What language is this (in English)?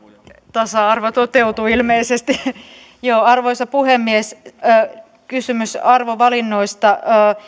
Finnish